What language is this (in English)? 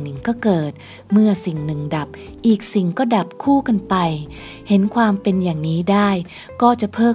Thai